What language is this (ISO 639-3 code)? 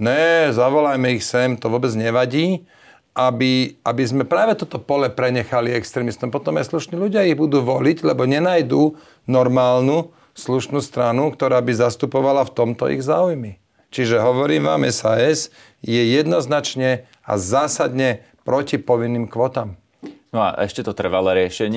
slk